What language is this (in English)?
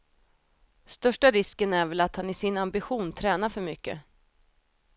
Swedish